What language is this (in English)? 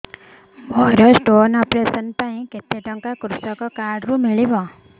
Odia